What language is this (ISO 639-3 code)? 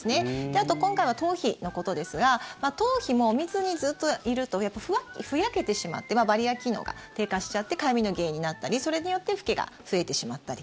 jpn